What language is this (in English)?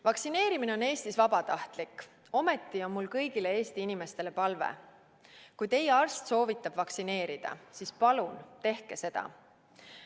Estonian